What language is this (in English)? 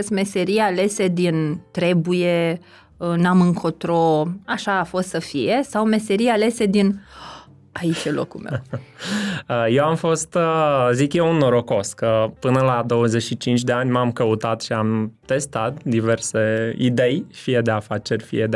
Romanian